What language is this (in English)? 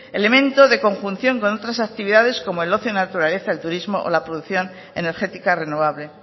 Spanish